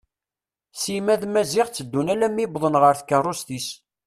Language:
Kabyle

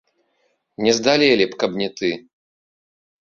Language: Belarusian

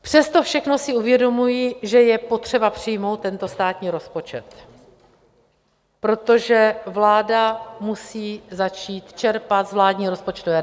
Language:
Czech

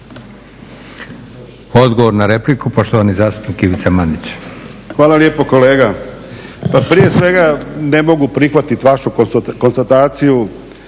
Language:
Croatian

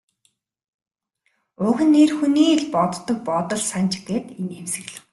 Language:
Mongolian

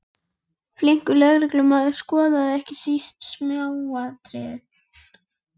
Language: Icelandic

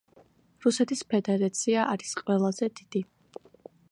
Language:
Georgian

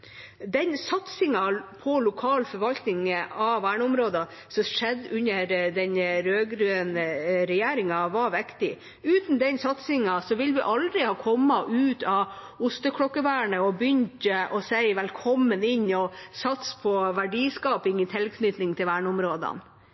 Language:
Norwegian Bokmål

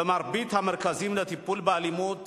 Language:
Hebrew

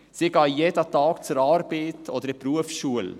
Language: Swiss German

